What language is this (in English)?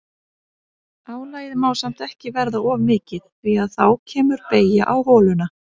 Icelandic